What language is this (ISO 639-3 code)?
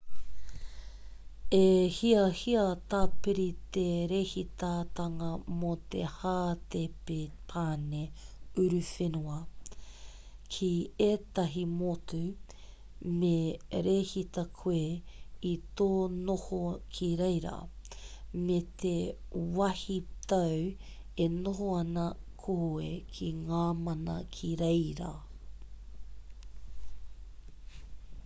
mri